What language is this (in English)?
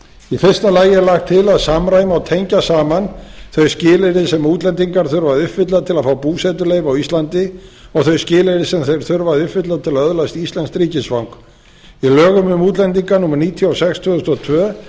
Icelandic